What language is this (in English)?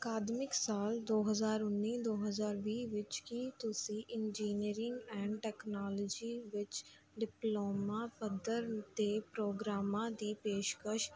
Punjabi